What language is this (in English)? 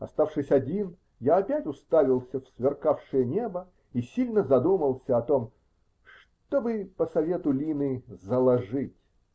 Russian